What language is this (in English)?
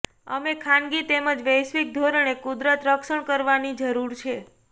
Gujarati